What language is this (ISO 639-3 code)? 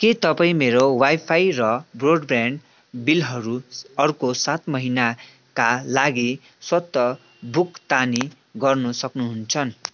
nep